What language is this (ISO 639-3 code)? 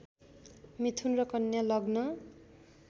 nep